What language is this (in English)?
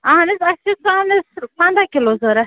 Kashmiri